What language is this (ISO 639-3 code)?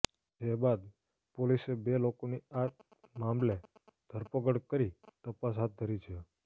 guj